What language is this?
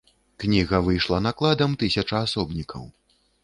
Belarusian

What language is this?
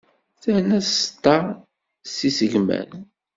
Kabyle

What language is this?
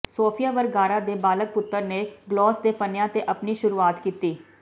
Punjabi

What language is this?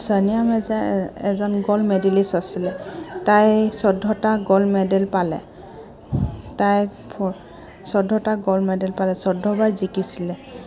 Assamese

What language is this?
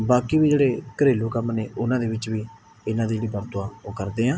Punjabi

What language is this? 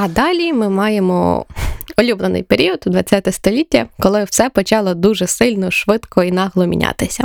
Ukrainian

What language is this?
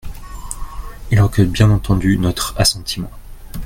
French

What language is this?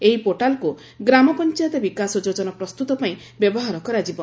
Odia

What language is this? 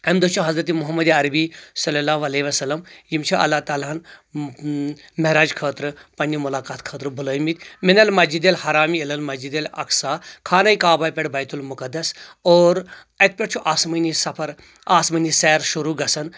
Kashmiri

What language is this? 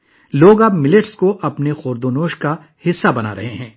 Urdu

